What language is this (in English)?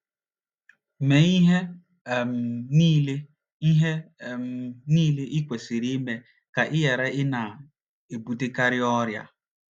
Igbo